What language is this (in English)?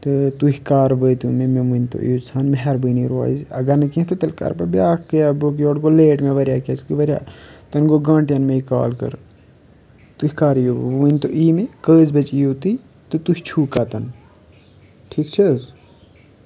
Kashmiri